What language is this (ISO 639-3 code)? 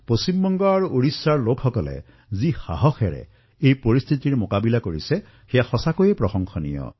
asm